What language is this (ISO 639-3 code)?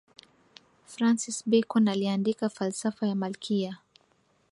swa